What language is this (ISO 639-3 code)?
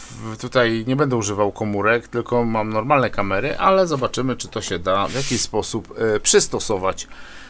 pol